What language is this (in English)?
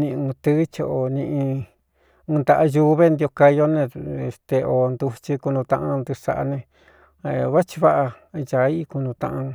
Cuyamecalco Mixtec